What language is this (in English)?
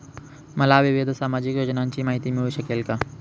Marathi